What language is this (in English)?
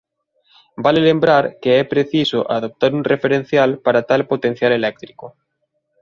Galician